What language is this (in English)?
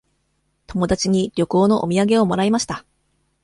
Japanese